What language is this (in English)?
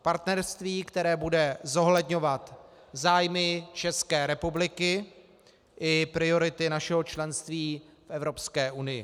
Czech